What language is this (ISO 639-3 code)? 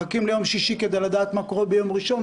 heb